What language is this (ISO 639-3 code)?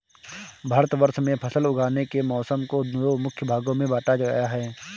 hin